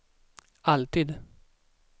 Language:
Swedish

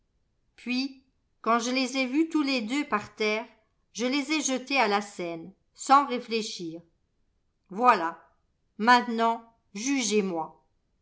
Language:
French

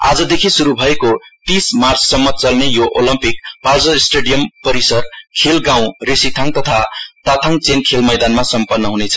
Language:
Nepali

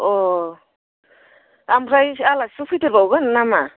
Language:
Bodo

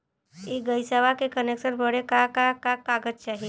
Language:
Bhojpuri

